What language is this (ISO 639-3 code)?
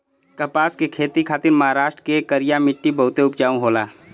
bho